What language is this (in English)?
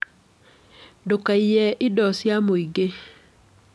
Kikuyu